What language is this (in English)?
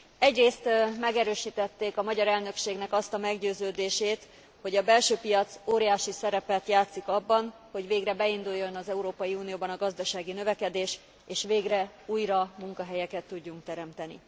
Hungarian